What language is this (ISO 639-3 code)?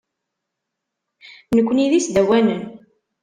kab